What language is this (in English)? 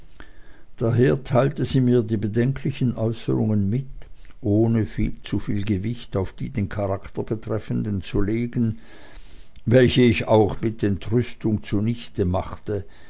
German